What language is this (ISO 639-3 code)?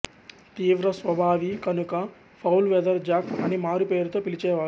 tel